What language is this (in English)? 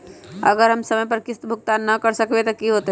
Magahi